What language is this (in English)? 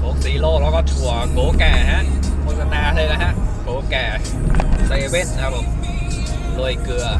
Thai